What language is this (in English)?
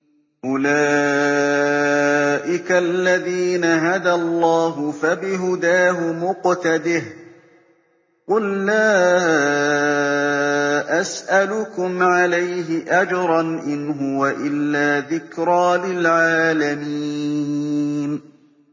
Arabic